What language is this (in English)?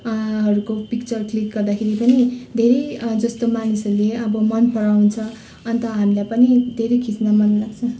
Nepali